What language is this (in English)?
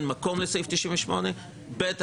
Hebrew